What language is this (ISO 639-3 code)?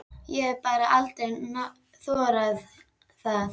isl